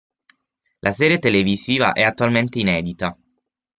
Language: Italian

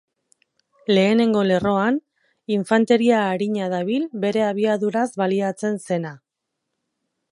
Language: Basque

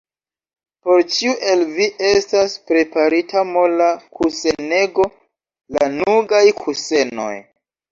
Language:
Esperanto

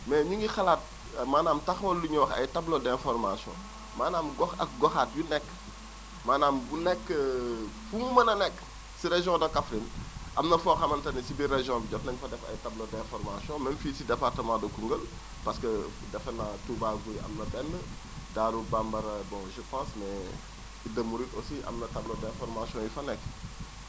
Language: Wolof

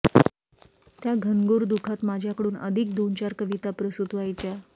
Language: Marathi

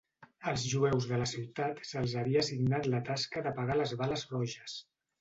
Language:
Catalan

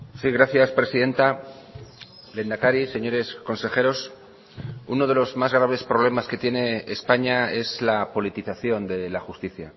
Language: Spanish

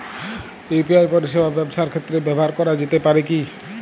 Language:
Bangla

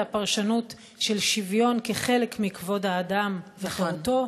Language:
Hebrew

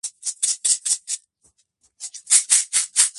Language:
Georgian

